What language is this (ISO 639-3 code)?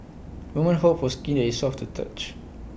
eng